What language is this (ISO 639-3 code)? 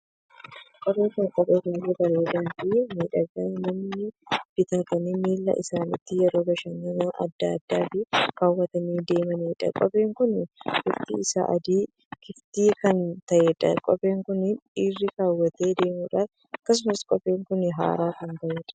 orm